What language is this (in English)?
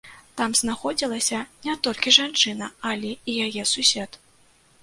Belarusian